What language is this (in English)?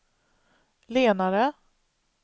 Swedish